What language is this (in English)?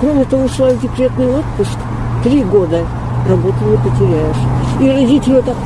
Russian